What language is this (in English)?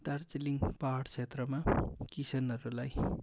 Nepali